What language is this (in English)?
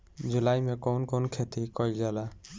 Bhojpuri